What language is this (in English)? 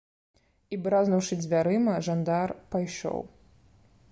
Belarusian